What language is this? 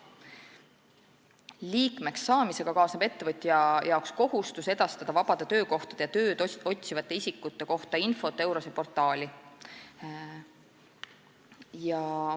Estonian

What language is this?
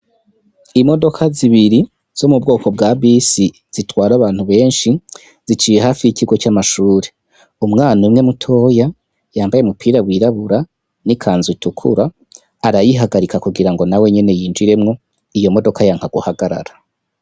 Rundi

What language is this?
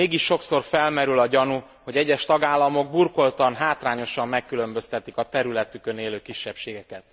Hungarian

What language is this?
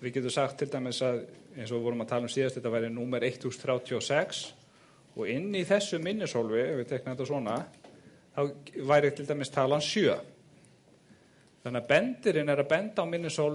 Greek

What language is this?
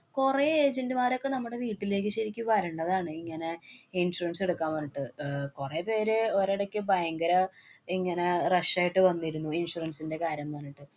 Malayalam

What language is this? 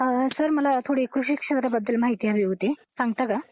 Marathi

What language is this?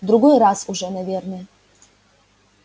Russian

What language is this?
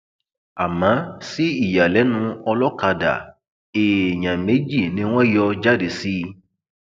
Yoruba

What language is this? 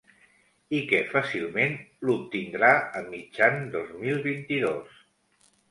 Catalan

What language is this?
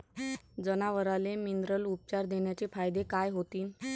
Marathi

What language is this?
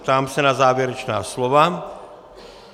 Czech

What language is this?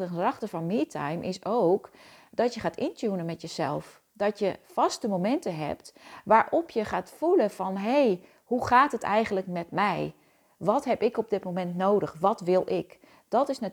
Dutch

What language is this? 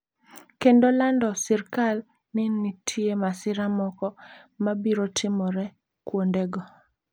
Luo (Kenya and Tanzania)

